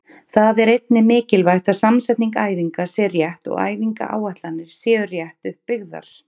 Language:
Icelandic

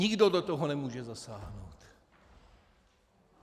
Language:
Czech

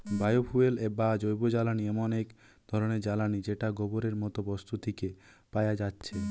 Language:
Bangla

